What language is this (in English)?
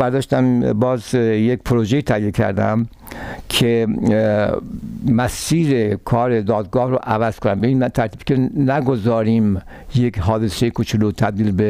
Persian